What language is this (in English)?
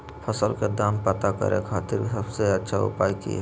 Magahi